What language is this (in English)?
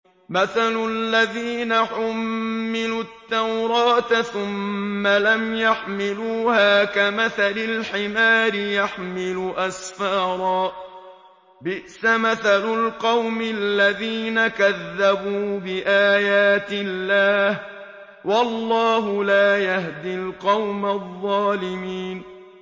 Arabic